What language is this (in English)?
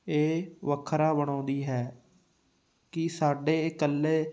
Punjabi